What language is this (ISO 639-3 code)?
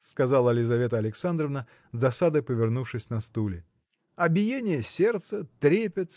rus